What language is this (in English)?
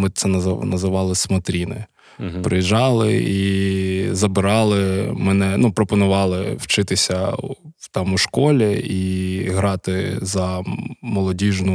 Ukrainian